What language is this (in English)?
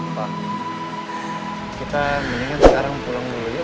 Indonesian